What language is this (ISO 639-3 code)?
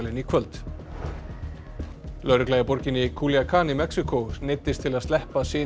isl